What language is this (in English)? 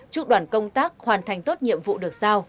Vietnamese